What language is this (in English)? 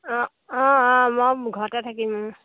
Assamese